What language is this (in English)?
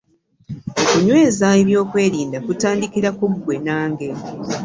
Ganda